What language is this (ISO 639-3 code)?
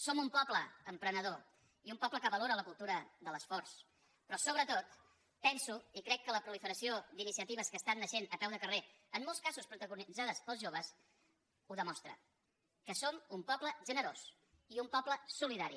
cat